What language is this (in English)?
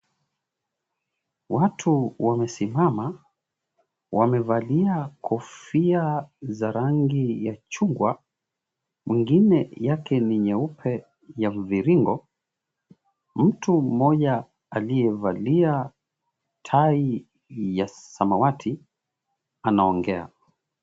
Swahili